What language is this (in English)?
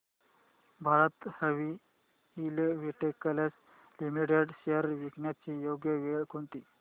Marathi